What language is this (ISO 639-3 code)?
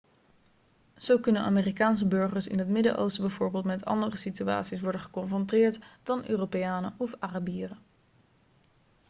nld